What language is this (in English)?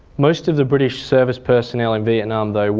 English